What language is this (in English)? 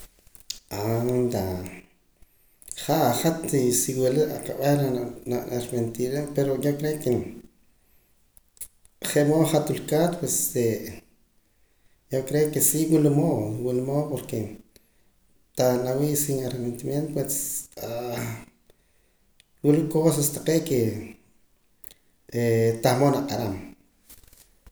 Poqomam